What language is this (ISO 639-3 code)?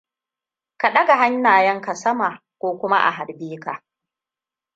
hau